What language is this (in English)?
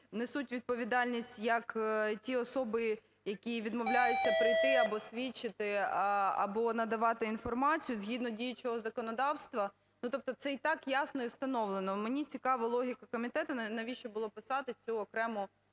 Ukrainian